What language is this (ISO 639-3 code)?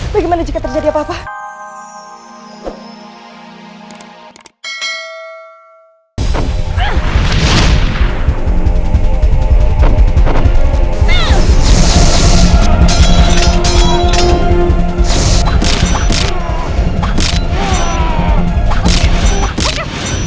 ind